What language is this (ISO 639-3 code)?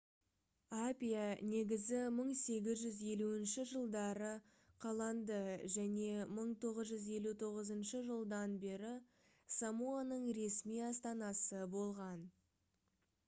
kaz